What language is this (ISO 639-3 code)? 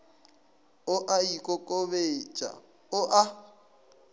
nso